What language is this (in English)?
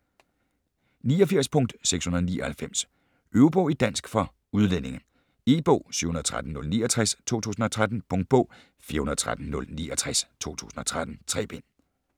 Danish